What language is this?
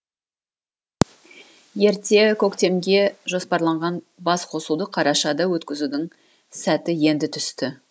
Kazakh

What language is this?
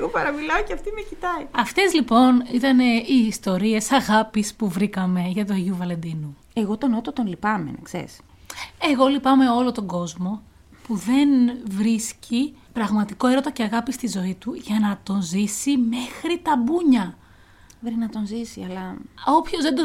Greek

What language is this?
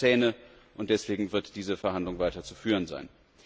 German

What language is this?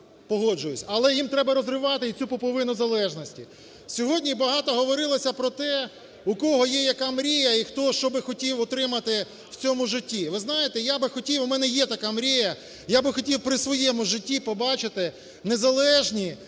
Ukrainian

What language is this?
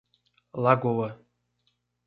Portuguese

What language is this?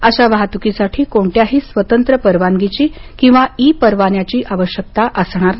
Marathi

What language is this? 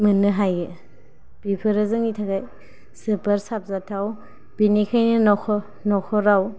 Bodo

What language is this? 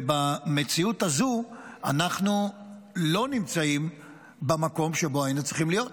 Hebrew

